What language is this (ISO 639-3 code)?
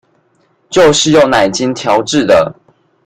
zho